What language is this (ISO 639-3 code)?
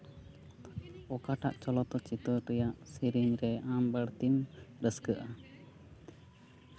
sat